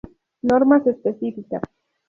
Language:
Spanish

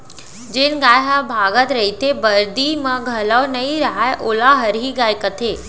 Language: Chhattisgarhi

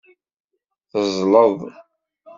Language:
Kabyle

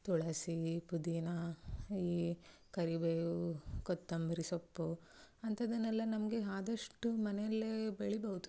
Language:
Kannada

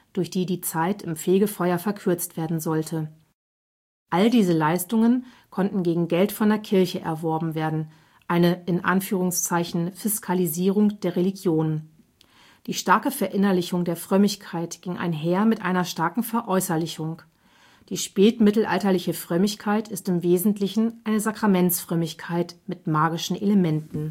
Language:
German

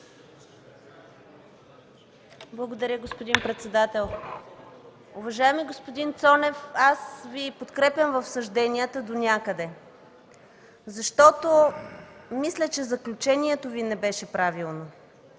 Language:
Bulgarian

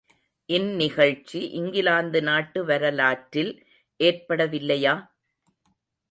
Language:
Tamil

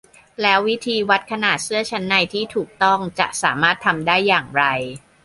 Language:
Thai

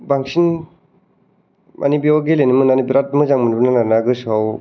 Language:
Bodo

